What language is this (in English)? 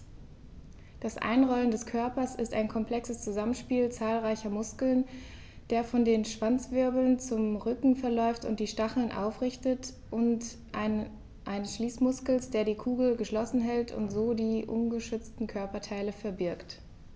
German